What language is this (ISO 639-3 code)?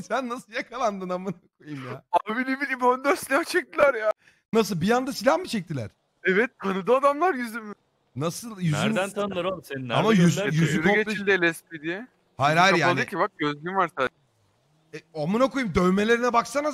tur